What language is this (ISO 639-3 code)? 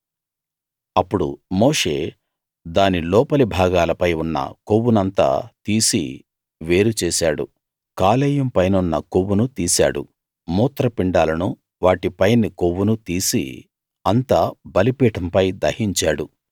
tel